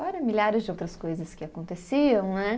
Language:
Portuguese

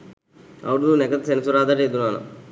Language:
Sinhala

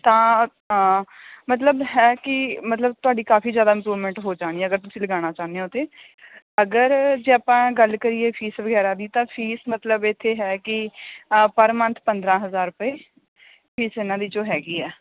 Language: Punjabi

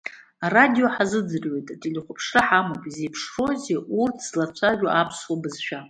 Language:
Abkhazian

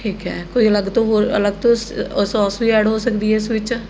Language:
Punjabi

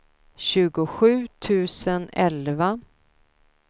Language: Swedish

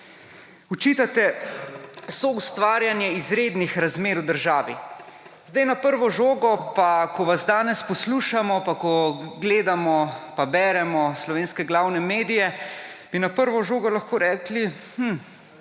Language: Slovenian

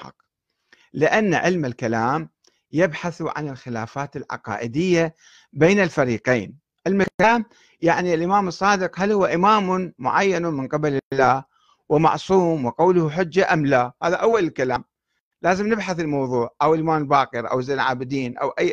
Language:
Arabic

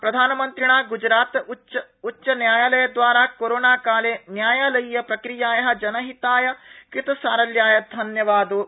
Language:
Sanskrit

